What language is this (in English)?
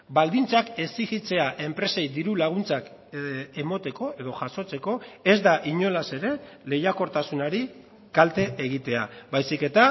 Basque